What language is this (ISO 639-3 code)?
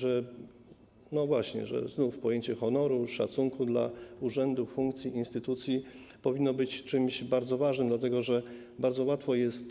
pol